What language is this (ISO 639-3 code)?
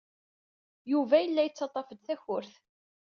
kab